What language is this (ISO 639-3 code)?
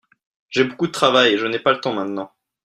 fra